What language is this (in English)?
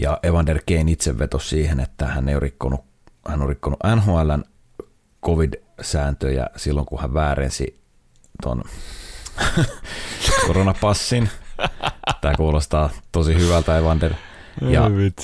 Finnish